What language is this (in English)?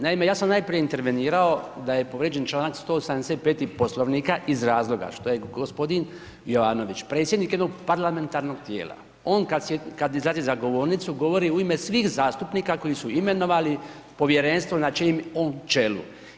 Croatian